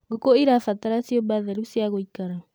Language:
Kikuyu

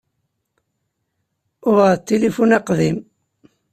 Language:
Kabyle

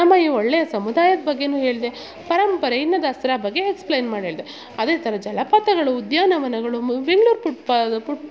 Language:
Kannada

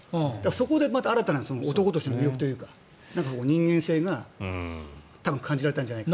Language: Japanese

